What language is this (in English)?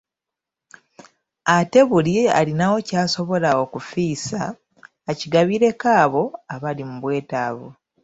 Ganda